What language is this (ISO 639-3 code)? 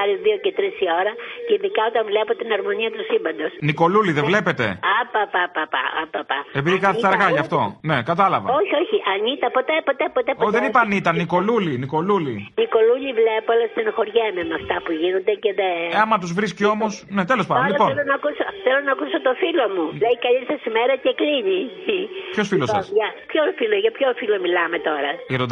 ell